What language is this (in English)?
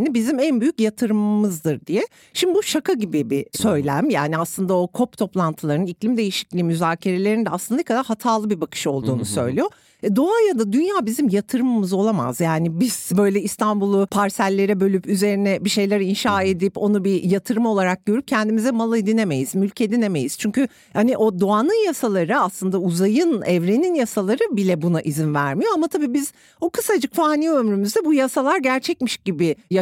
Turkish